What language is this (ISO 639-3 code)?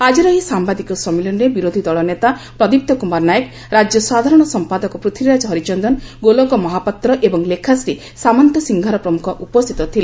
ori